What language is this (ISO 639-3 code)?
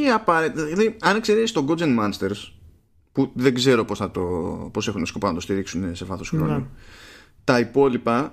ell